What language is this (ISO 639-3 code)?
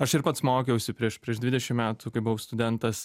lit